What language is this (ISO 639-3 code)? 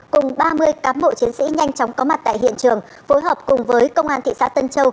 vie